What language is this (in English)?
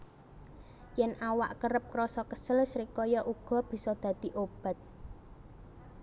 Javanese